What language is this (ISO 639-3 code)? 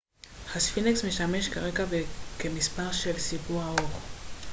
heb